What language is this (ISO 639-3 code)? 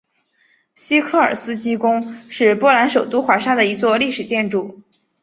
zho